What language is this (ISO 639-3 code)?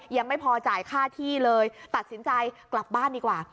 tha